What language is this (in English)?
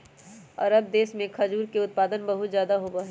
Magahi